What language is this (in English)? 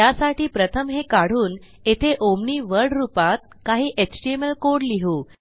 Marathi